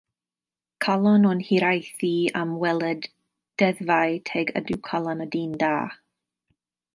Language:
Welsh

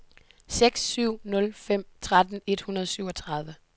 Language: Danish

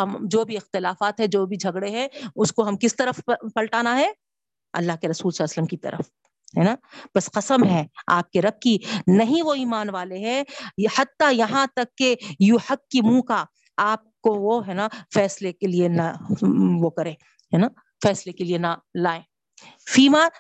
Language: Urdu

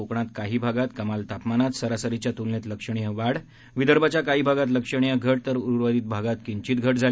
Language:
Marathi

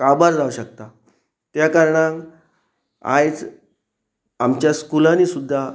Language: Konkani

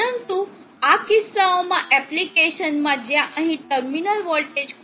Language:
Gujarati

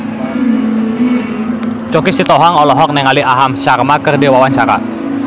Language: Sundanese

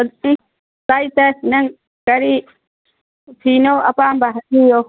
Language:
Manipuri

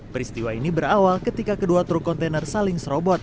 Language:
Indonesian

